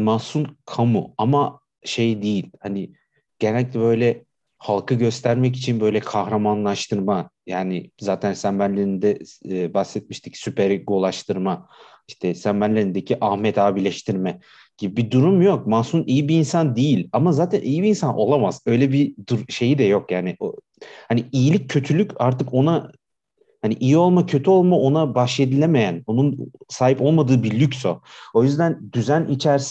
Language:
Turkish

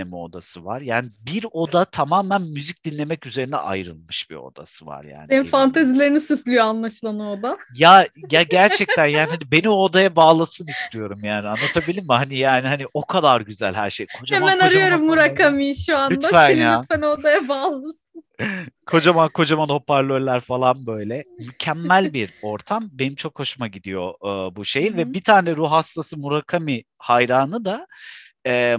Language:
Turkish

